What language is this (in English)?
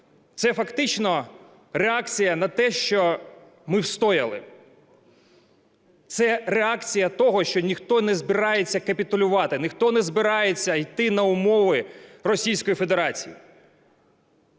Ukrainian